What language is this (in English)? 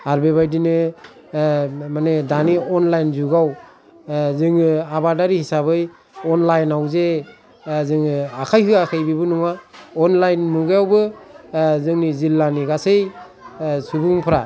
Bodo